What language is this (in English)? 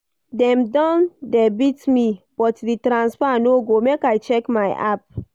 Nigerian Pidgin